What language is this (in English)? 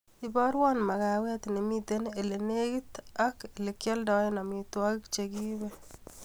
Kalenjin